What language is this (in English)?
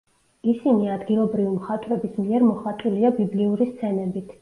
Georgian